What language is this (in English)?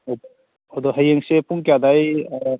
Manipuri